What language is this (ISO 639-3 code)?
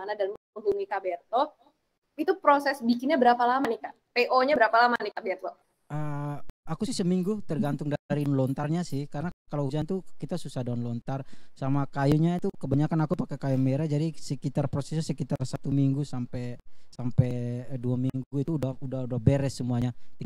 ind